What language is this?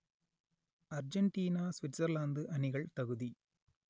Tamil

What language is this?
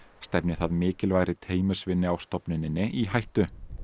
Icelandic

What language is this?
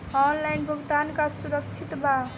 Bhojpuri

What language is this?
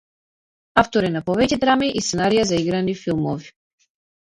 Macedonian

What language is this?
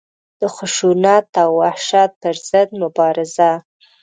Pashto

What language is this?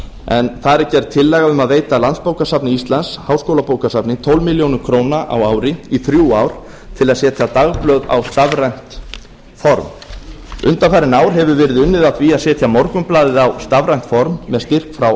Icelandic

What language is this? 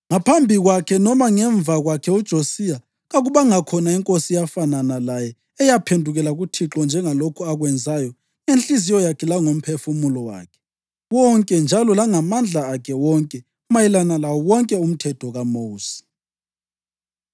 North Ndebele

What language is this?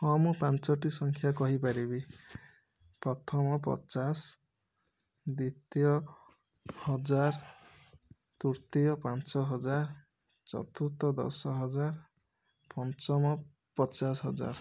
Odia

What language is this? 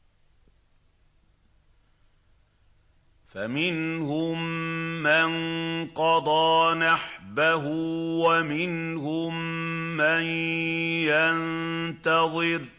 Arabic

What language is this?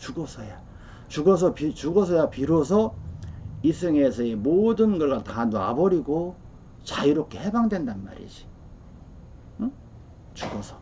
Korean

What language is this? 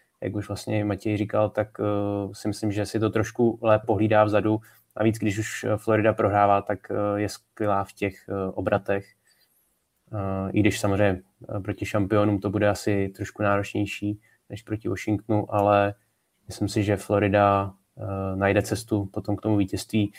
Czech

